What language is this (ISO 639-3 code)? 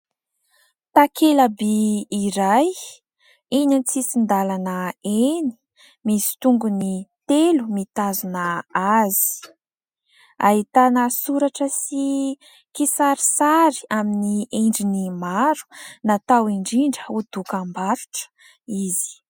mlg